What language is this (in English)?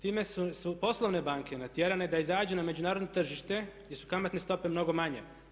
Croatian